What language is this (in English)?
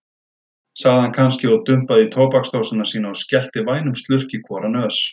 Icelandic